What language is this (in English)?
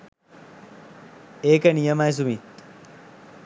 Sinhala